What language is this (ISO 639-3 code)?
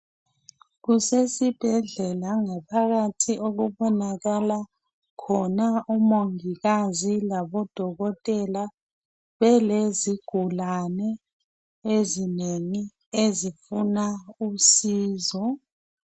nde